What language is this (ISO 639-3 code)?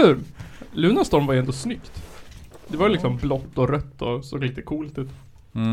swe